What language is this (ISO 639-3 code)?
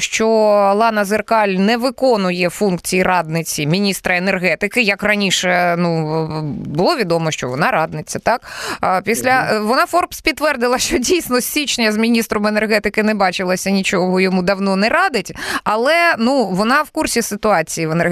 ukr